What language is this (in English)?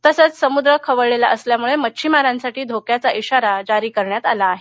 Marathi